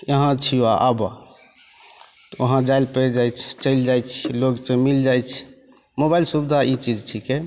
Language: Maithili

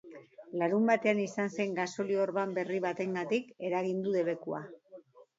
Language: Basque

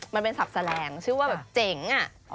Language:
Thai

